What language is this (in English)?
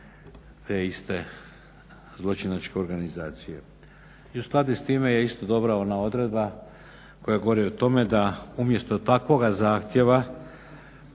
Croatian